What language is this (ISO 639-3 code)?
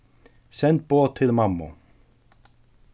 fao